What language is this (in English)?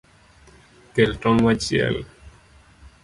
Luo (Kenya and Tanzania)